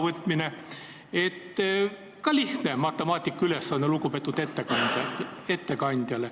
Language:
Estonian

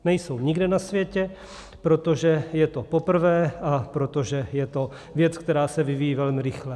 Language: Czech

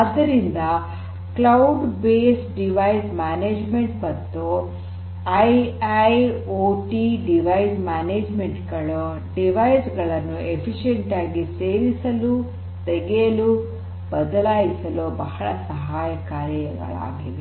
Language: Kannada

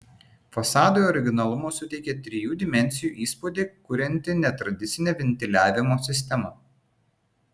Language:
Lithuanian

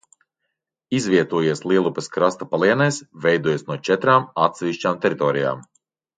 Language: Latvian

